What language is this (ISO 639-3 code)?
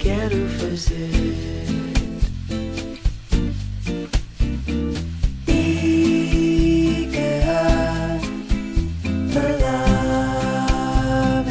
ben